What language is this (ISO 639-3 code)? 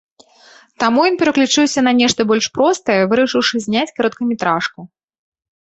bel